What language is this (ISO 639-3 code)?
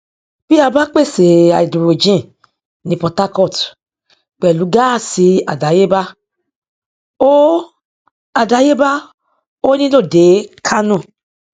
yor